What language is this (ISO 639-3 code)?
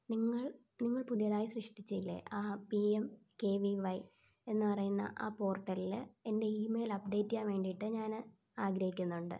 mal